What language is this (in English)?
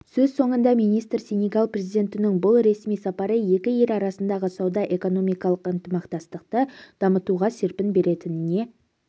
Kazakh